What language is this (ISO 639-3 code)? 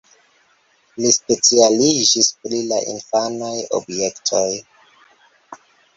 epo